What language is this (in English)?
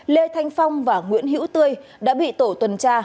Vietnamese